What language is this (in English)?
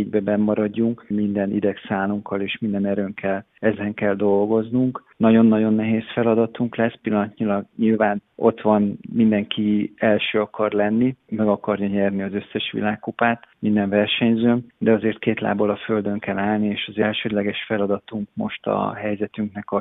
Hungarian